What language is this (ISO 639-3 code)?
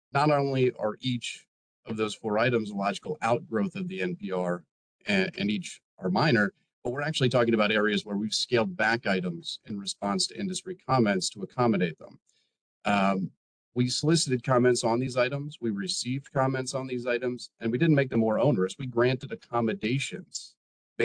eng